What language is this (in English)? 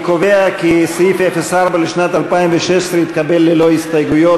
Hebrew